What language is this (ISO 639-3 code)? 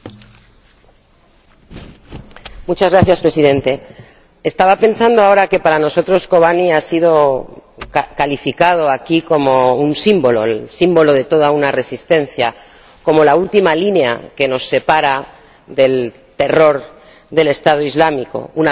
spa